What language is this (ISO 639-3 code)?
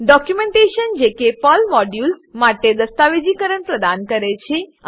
guj